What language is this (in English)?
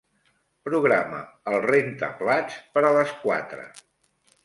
Catalan